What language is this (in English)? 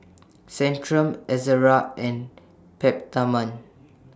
English